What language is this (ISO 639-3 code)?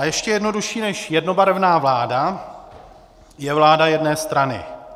ces